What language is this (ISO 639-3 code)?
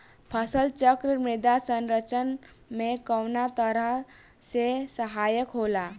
bho